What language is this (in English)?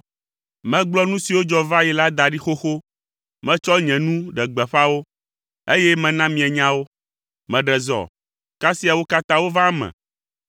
Ewe